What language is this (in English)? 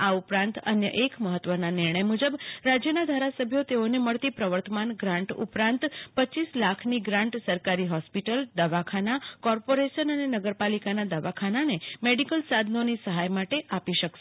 Gujarati